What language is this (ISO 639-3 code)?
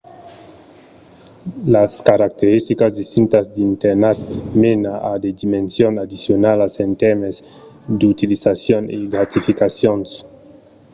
oci